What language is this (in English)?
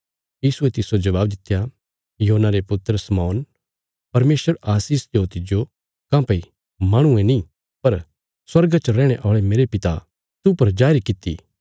Bilaspuri